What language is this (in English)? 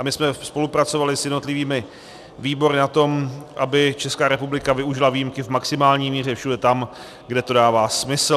Czech